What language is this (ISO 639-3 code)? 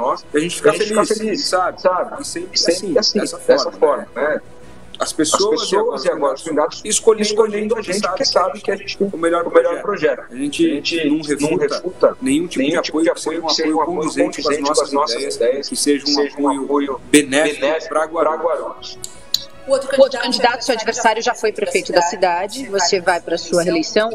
por